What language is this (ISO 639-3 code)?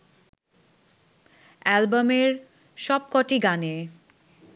ben